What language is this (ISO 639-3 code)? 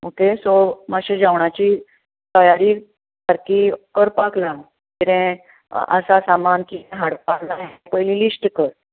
kok